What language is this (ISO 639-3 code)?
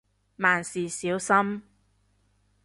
yue